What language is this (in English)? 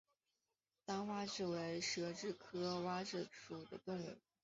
Chinese